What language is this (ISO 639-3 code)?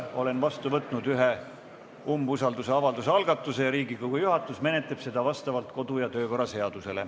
est